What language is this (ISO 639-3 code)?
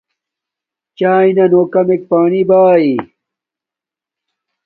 dmk